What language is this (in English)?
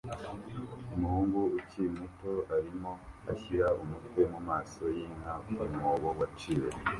Kinyarwanda